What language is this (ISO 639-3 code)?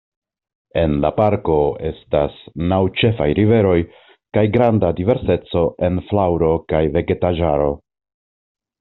epo